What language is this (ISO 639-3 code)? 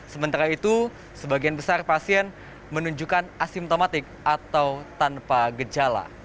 ind